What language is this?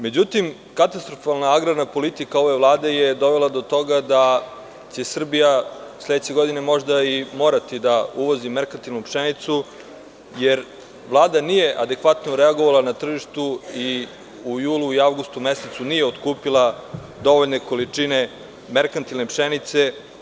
Serbian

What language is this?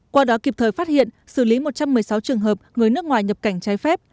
Vietnamese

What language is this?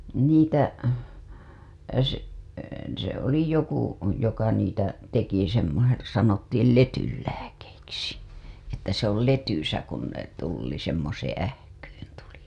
Finnish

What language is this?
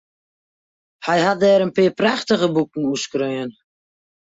Western Frisian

